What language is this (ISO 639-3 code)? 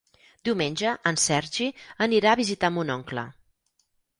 cat